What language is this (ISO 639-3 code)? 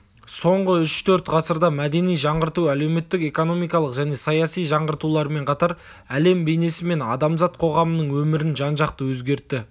kaz